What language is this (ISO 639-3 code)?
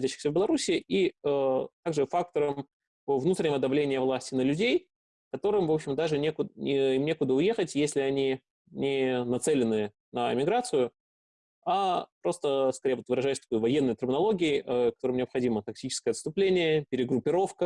rus